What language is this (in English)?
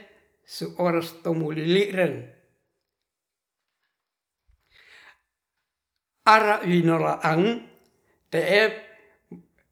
Ratahan